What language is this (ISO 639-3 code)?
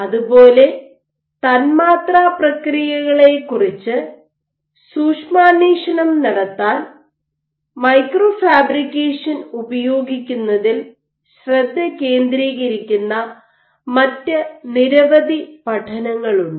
mal